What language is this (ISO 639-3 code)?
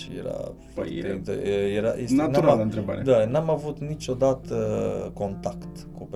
ron